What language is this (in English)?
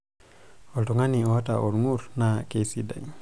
Masai